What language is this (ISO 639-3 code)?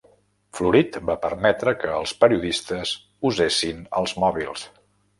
cat